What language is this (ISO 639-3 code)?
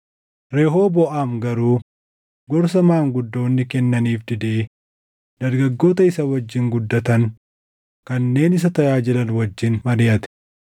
orm